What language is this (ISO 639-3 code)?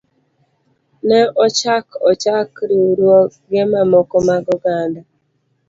luo